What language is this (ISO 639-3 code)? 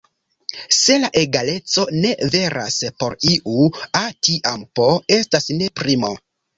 epo